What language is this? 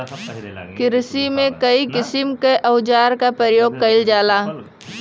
Bhojpuri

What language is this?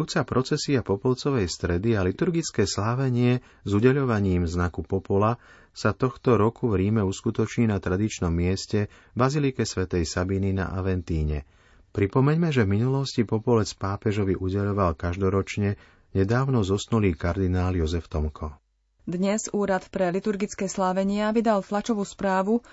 Slovak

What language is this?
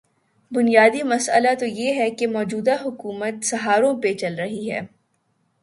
Urdu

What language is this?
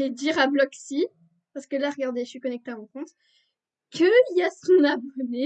French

